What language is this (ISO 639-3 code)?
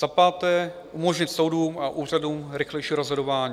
ces